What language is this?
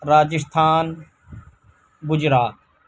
Urdu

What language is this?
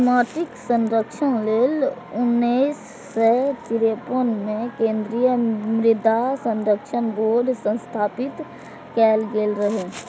Maithili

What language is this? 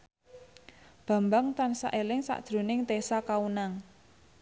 Javanese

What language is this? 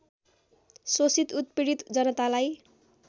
Nepali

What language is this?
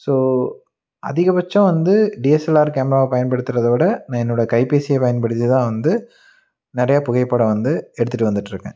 Tamil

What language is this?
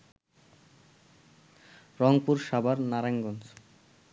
Bangla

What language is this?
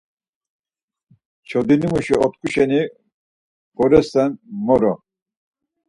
Laz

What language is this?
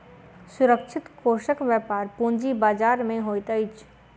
Maithili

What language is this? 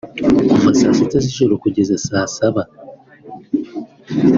Kinyarwanda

